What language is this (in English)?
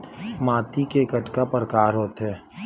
Chhattisgarhi